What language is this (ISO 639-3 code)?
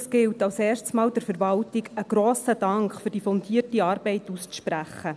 gsw